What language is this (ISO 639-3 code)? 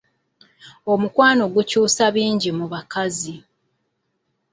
lug